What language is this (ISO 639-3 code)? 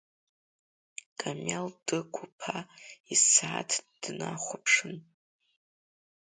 abk